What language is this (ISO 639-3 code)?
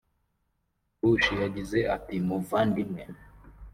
kin